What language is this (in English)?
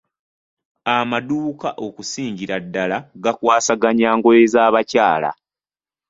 Ganda